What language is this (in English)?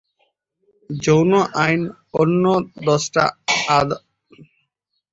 Bangla